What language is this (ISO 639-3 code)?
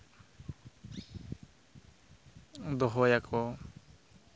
sat